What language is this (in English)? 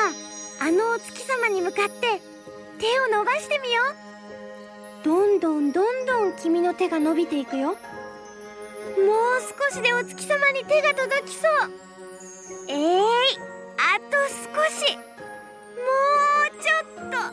Japanese